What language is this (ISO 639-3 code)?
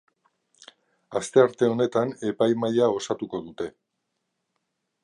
eus